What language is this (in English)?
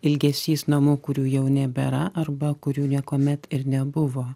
Lithuanian